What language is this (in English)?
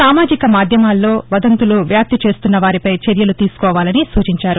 Telugu